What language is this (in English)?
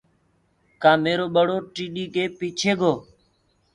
Gurgula